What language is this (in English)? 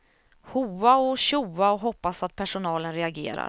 Swedish